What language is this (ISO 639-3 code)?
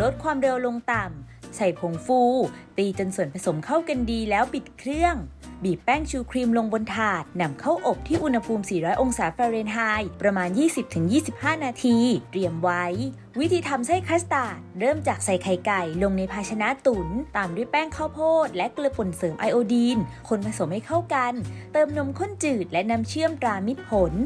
tha